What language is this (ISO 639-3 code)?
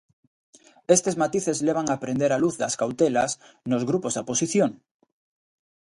glg